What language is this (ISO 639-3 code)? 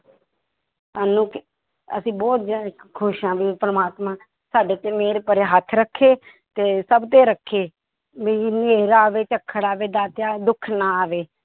pan